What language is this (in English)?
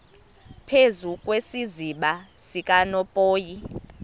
Xhosa